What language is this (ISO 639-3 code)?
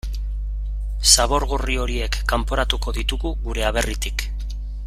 eus